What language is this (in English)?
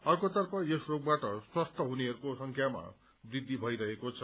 Nepali